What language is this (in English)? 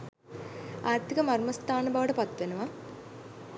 Sinhala